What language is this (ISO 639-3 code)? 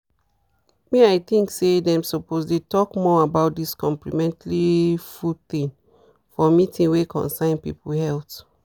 pcm